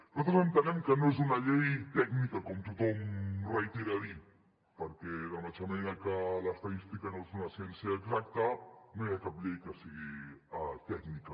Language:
Catalan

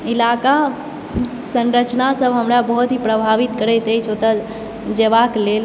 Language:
Maithili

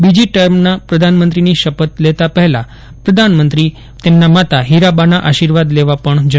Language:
Gujarati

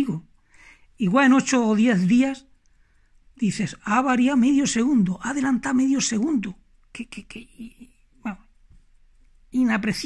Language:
Spanish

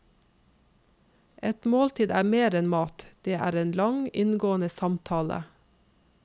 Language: Norwegian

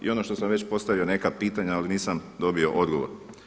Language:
Croatian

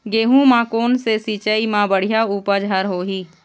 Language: Chhattisgarhi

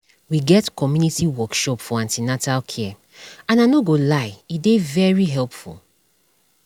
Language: Nigerian Pidgin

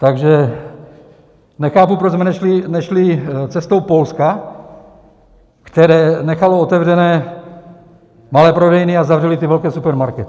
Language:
Czech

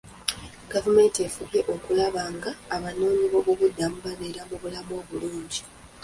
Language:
Ganda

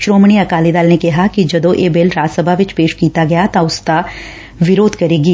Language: Punjabi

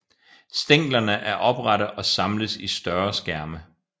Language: Danish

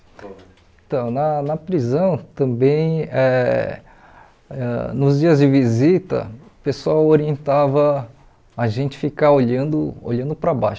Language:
Portuguese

